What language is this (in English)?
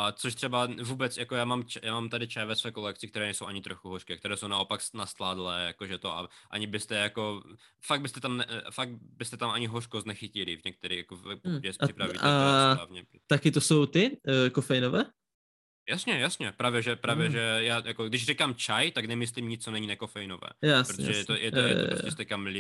Czech